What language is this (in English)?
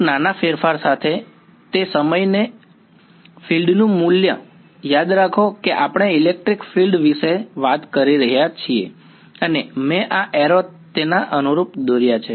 Gujarati